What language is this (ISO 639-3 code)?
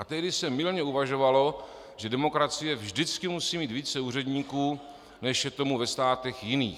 ces